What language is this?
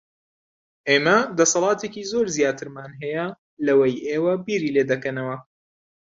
Central Kurdish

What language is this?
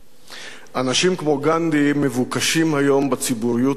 Hebrew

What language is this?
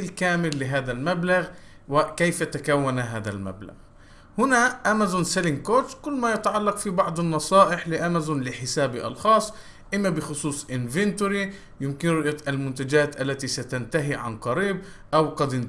Arabic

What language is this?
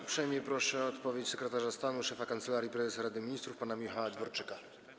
Polish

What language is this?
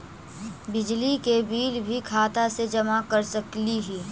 Magahi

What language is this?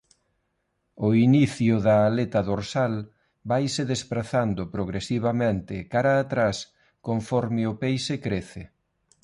Galician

